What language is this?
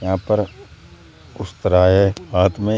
Hindi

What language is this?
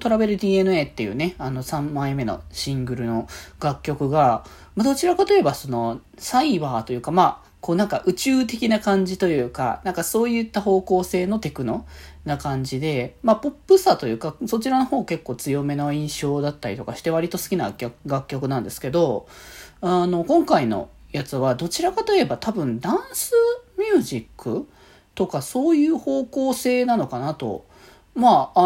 Japanese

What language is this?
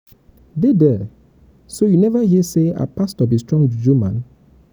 Nigerian Pidgin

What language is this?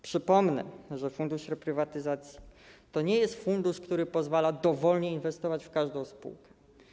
Polish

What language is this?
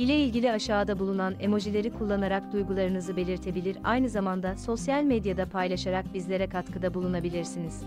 Turkish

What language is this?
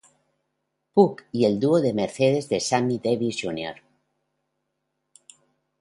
Spanish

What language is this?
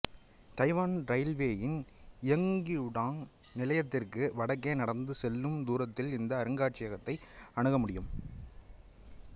Tamil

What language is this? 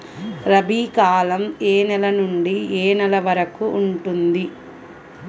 Telugu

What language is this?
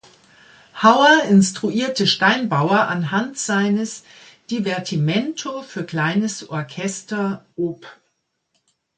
German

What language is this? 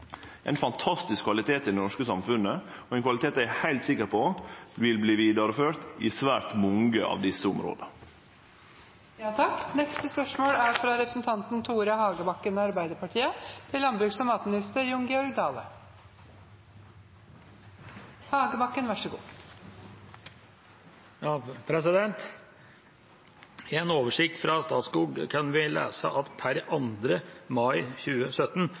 Norwegian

